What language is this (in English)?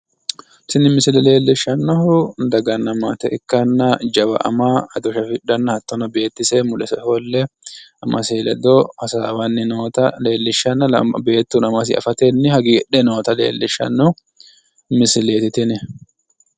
Sidamo